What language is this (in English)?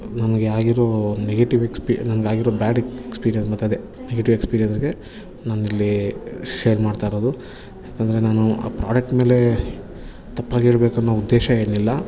Kannada